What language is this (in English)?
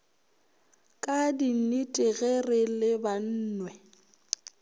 Northern Sotho